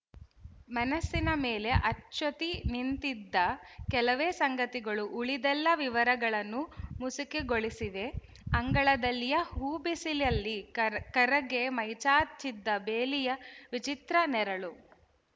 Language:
Kannada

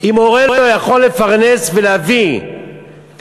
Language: Hebrew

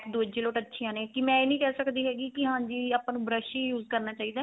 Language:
Punjabi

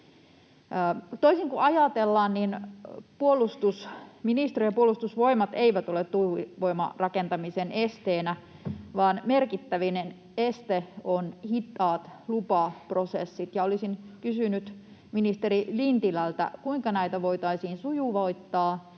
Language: Finnish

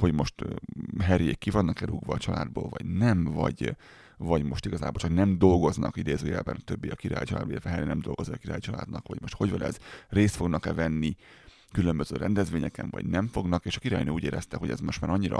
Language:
Hungarian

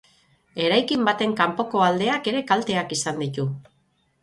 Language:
Basque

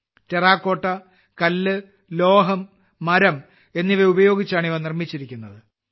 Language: Malayalam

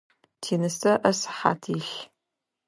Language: Adyghe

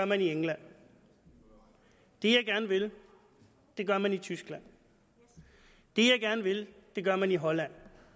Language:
Danish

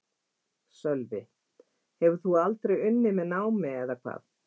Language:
Icelandic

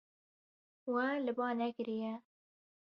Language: Kurdish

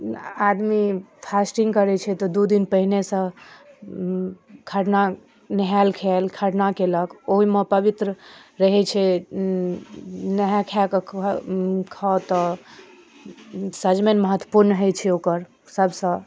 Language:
Maithili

